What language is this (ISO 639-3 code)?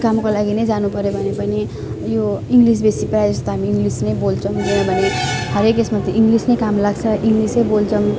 nep